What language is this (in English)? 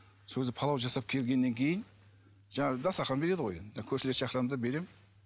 Kazakh